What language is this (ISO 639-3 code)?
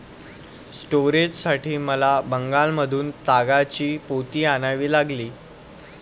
mar